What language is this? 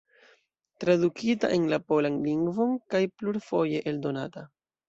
Esperanto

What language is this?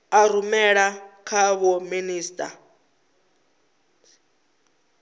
Venda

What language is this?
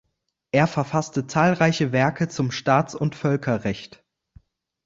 German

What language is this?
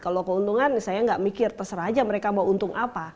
Indonesian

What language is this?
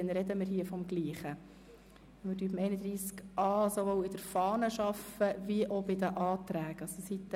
Swiss German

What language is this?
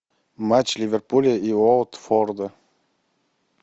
Russian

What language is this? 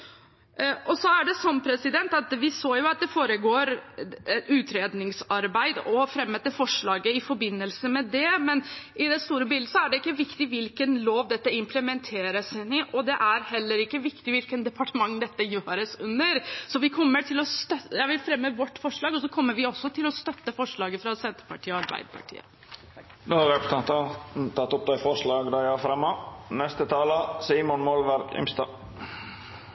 Norwegian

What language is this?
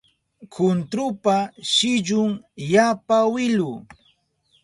Southern Pastaza Quechua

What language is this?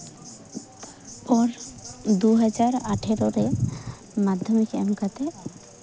Santali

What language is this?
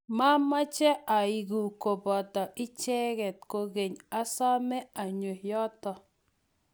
Kalenjin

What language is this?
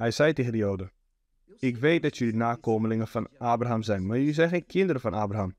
Dutch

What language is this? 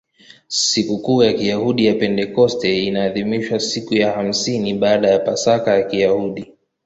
Swahili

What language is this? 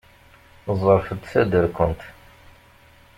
Kabyle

